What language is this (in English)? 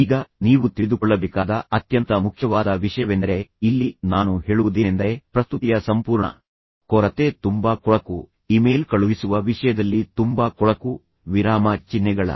Kannada